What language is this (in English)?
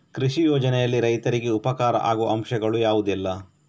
Kannada